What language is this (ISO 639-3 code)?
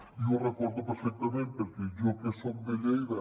cat